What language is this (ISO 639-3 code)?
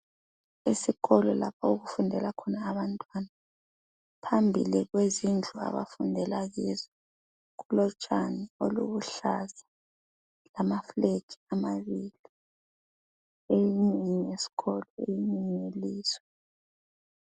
nde